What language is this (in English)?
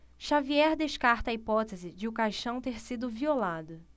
Portuguese